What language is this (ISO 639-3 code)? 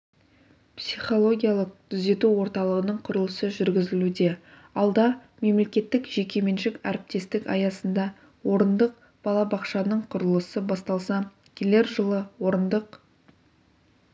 kaz